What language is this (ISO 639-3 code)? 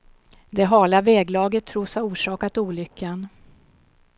swe